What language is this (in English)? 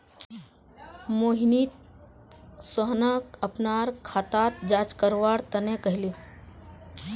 Magahi